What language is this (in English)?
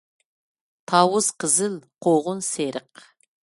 Uyghur